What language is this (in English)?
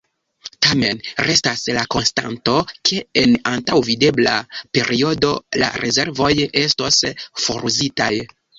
Esperanto